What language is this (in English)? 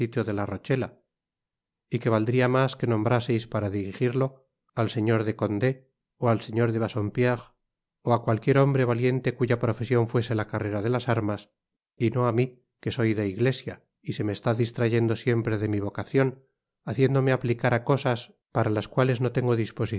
Spanish